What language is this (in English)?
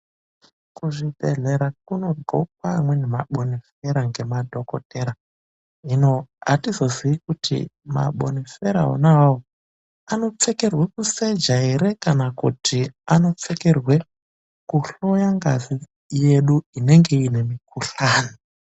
Ndau